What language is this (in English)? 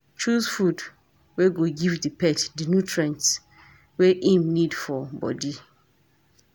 Nigerian Pidgin